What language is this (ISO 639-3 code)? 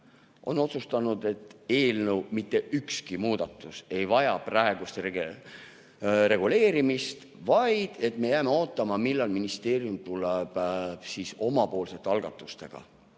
est